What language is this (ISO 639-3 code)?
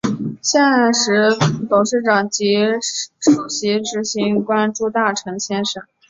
zho